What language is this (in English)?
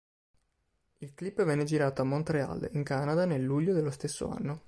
Italian